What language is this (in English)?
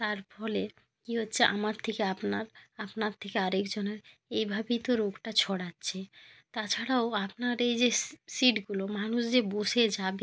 Bangla